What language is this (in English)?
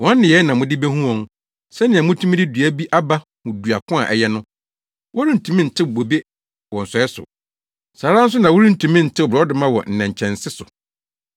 Akan